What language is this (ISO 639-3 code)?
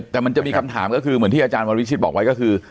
tha